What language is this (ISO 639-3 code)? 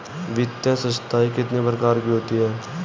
hin